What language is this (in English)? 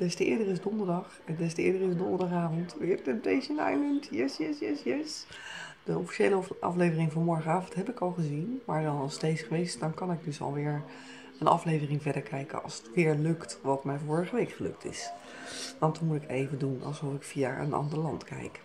Dutch